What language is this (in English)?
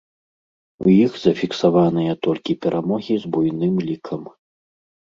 Belarusian